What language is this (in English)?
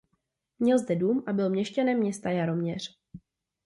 Czech